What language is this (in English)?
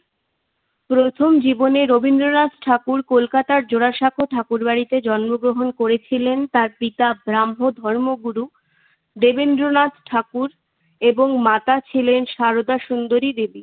Bangla